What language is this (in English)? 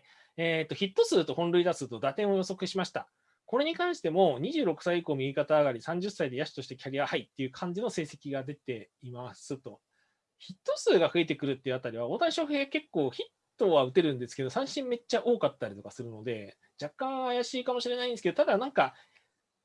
Japanese